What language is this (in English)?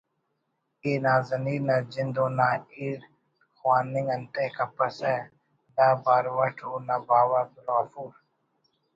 Brahui